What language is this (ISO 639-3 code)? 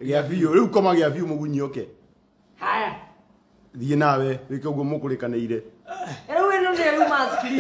ita